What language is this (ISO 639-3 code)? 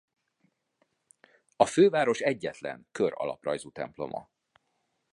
hun